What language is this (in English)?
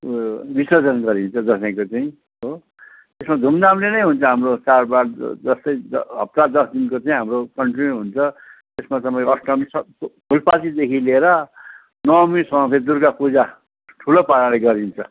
Nepali